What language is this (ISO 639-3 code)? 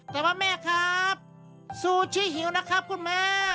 tha